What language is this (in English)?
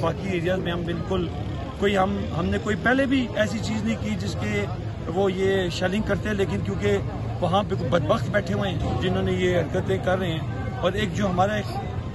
Urdu